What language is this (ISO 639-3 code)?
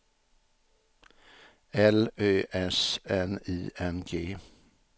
swe